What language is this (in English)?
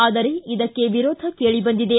Kannada